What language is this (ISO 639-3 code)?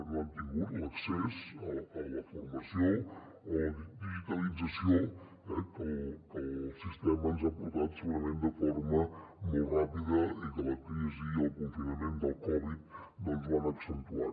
cat